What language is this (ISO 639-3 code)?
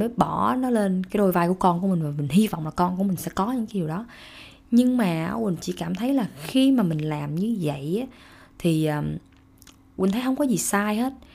vie